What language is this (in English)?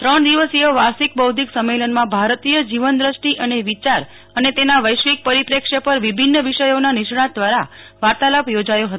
Gujarati